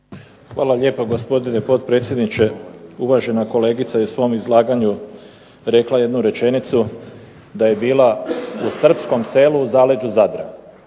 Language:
Croatian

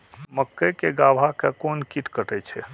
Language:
Maithili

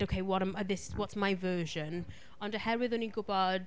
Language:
Welsh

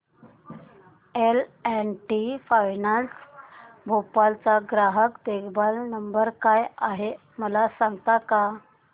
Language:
Marathi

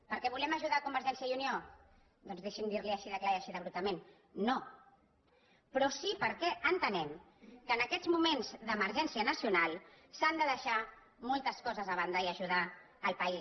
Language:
Catalan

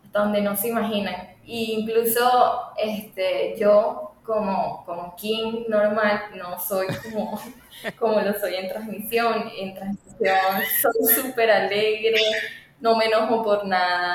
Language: Spanish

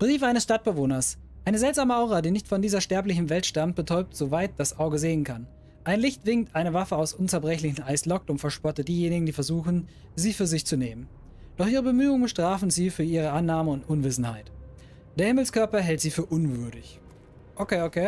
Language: German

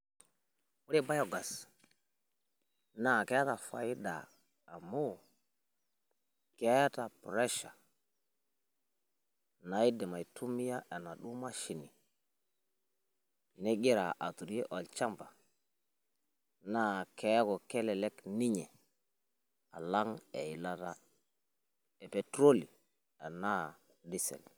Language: Masai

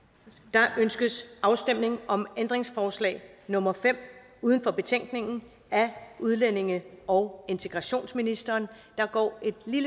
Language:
Danish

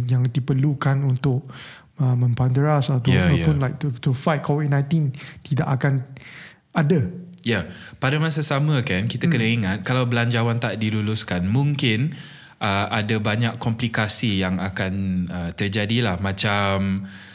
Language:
Malay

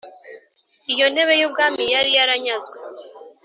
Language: Kinyarwanda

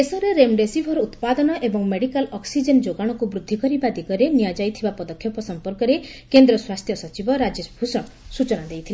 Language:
Odia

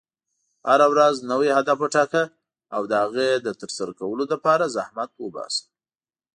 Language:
Pashto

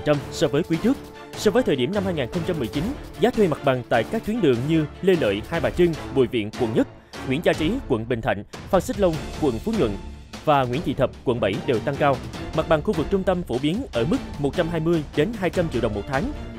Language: Vietnamese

